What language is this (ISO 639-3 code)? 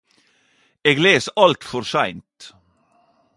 nno